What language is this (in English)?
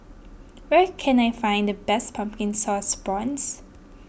English